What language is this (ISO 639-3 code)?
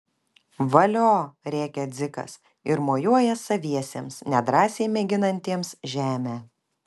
lit